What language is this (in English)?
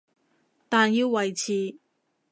Cantonese